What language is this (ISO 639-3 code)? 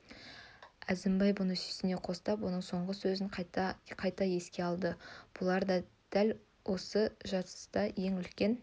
kaz